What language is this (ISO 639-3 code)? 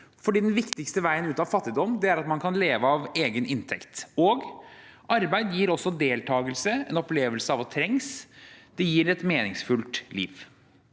nor